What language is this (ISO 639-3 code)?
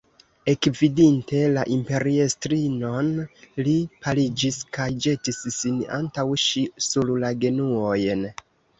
epo